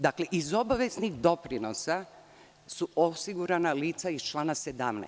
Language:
Serbian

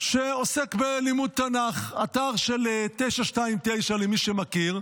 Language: Hebrew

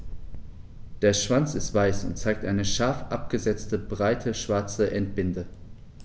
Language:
German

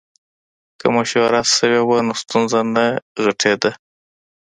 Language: Pashto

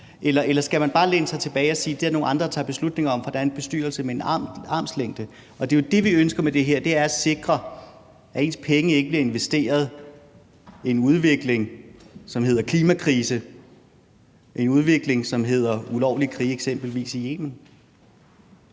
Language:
Danish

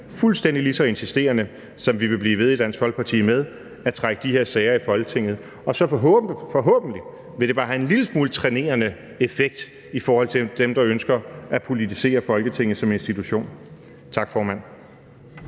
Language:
Danish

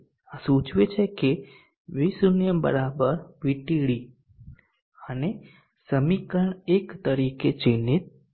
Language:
Gujarati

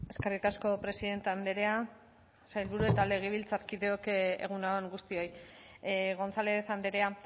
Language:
Basque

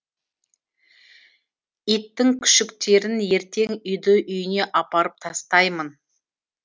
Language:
Kazakh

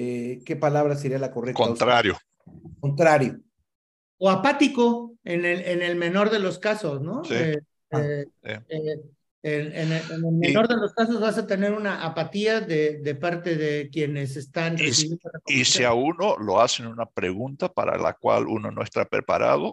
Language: Spanish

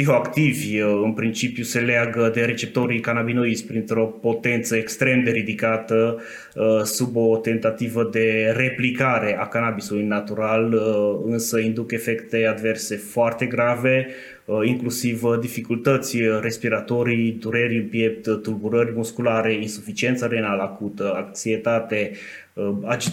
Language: Romanian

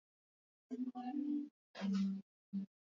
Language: Swahili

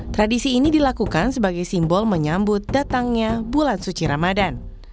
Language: Indonesian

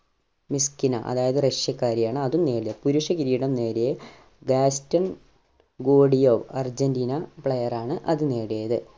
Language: Malayalam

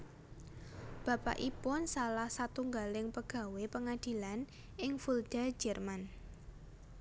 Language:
Javanese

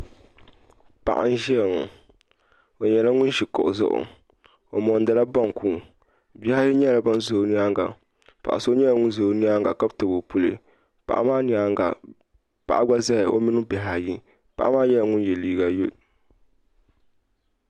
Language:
Dagbani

